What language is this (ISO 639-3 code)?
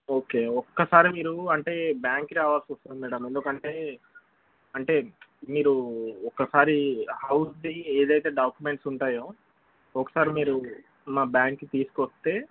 tel